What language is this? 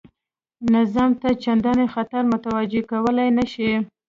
Pashto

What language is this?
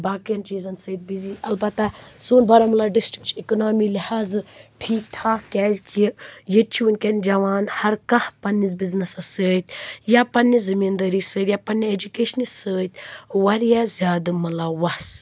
Kashmiri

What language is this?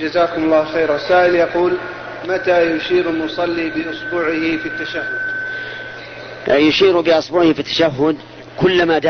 Arabic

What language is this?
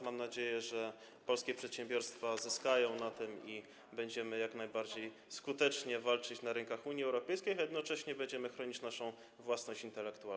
Polish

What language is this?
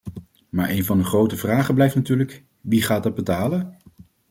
Dutch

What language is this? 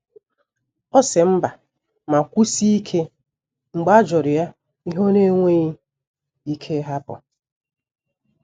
Igbo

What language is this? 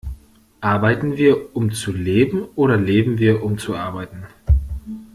German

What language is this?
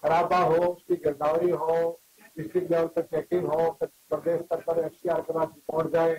Hindi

